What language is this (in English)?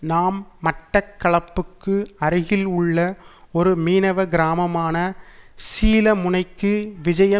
Tamil